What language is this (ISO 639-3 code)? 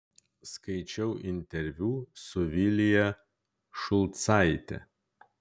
lit